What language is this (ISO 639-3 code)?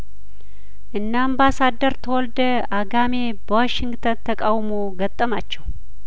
amh